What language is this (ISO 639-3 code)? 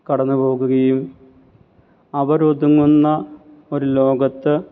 mal